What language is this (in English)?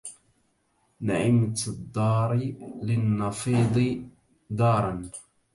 Arabic